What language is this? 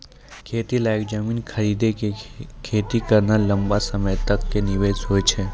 Maithili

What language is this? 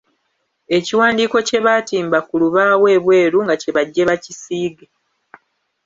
Ganda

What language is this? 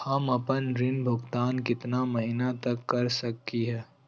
Magahi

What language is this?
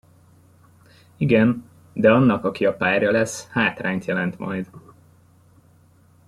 Hungarian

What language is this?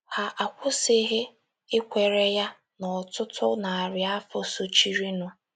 Igbo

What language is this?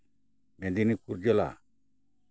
Santali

